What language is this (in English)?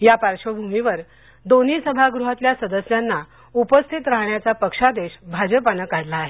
Marathi